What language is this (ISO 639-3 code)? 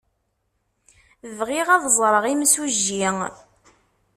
kab